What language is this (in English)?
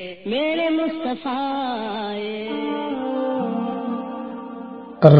Urdu